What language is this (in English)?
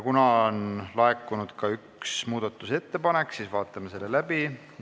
Estonian